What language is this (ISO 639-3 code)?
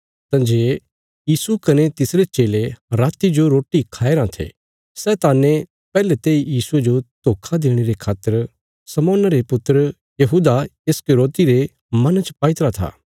kfs